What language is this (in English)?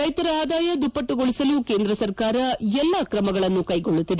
Kannada